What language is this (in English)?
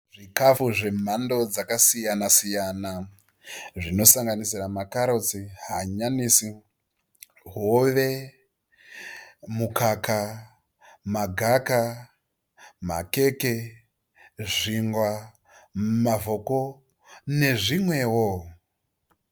Shona